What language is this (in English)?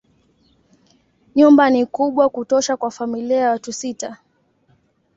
Swahili